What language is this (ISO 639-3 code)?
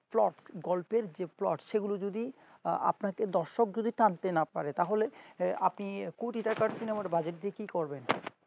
ben